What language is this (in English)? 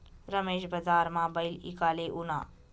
Marathi